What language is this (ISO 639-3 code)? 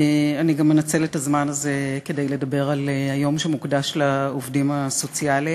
heb